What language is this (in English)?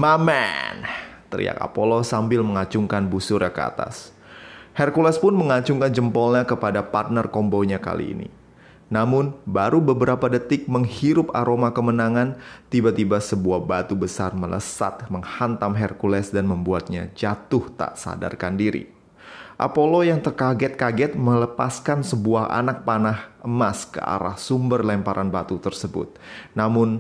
Indonesian